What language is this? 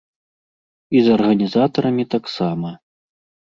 Belarusian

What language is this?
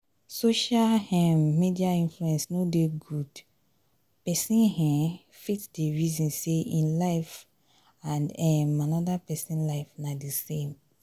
Nigerian Pidgin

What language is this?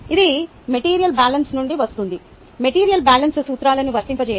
Telugu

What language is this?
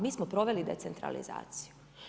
Croatian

